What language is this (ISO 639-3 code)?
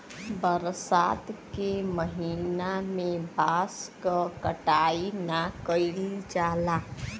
bho